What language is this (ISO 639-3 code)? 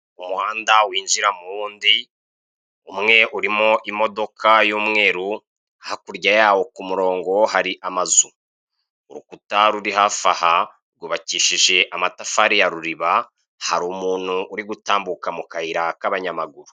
kin